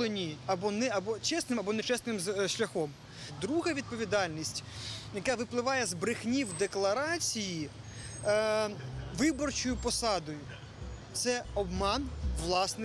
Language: Ukrainian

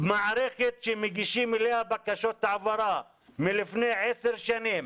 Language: Hebrew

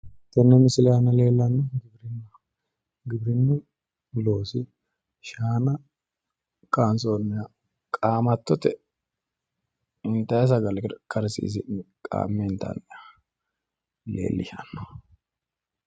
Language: Sidamo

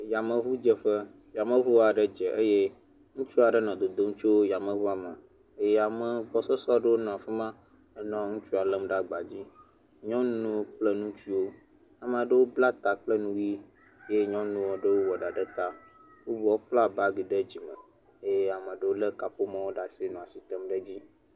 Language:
Ewe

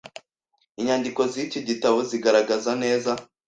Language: Kinyarwanda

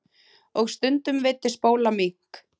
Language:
Icelandic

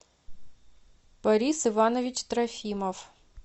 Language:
Russian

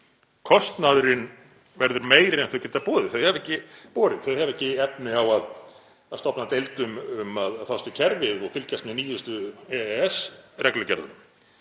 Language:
Icelandic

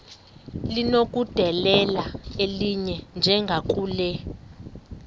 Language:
Xhosa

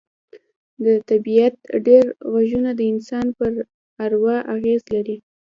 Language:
Pashto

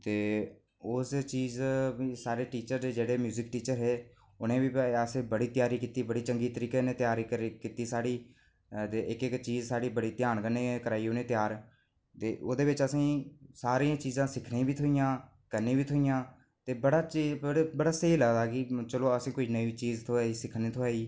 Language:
Dogri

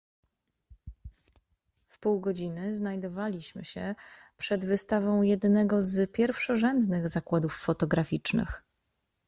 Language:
Polish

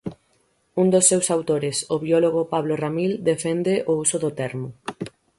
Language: Galician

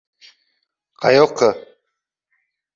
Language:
Uzbek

